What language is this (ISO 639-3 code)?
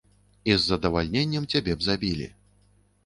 bel